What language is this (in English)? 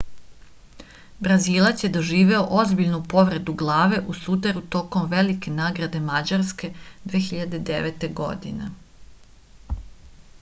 Serbian